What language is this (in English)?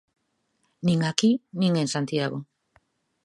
Galician